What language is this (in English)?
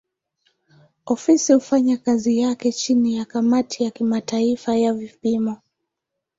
Swahili